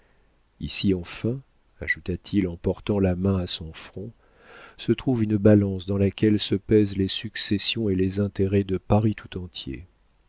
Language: French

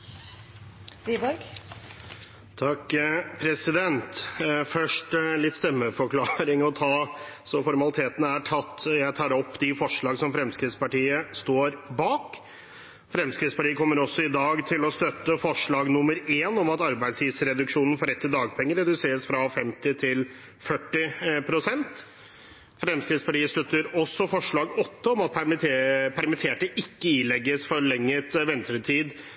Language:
Norwegian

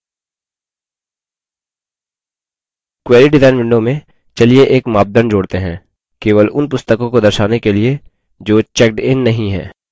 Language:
Hindi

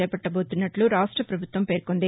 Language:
Telugu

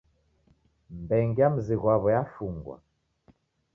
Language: Taita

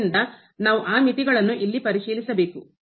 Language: Kannada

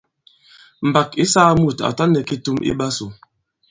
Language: Bankon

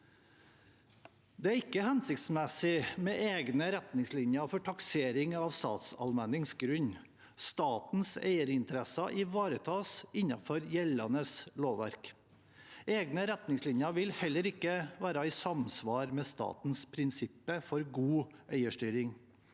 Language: Norwegian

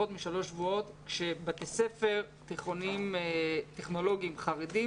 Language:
Hebrew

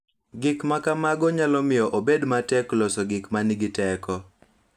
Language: Luo (Kenya and Tanzania)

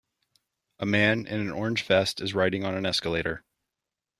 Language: English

